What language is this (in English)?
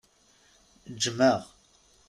Kabyle